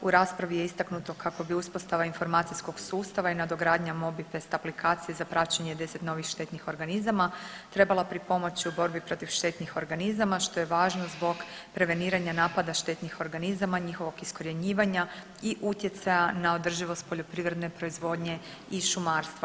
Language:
Croatian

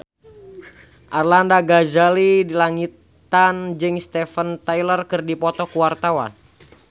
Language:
Sundanese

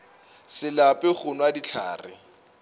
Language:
Northern Sotho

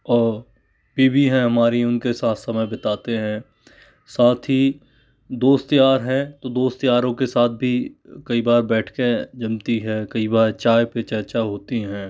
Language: Hindi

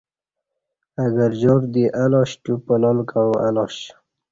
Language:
Kati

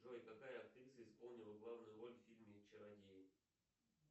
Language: Russian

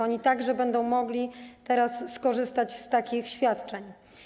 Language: Polish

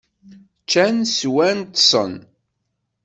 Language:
Kabyle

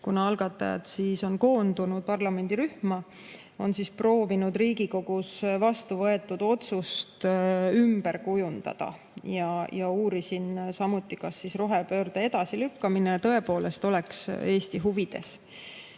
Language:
Estonian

